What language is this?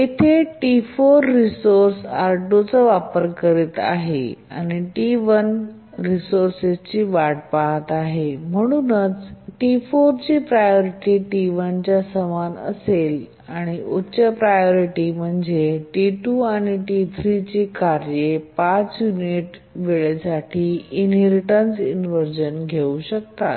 Marathi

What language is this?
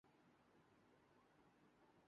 Urdu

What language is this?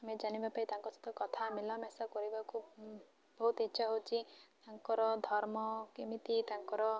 Odia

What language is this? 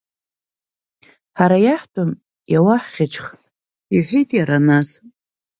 Abkhazian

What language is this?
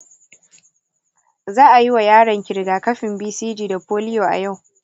Hausa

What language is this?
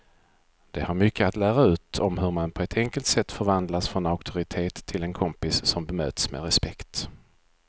Swedish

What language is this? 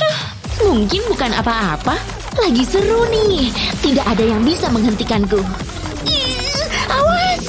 Indonesian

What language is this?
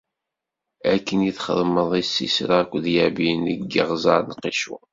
Kabyle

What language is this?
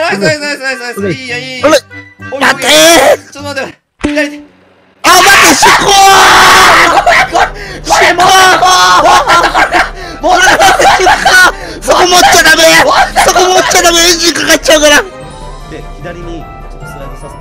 Japanese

